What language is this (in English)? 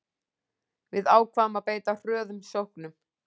Icelandic